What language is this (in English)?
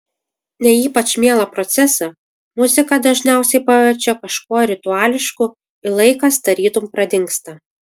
Lithuanian